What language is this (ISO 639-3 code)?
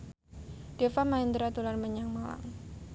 jav